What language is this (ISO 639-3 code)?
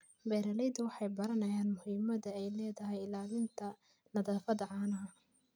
som